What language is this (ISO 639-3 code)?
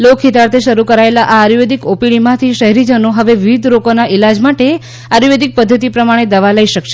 guj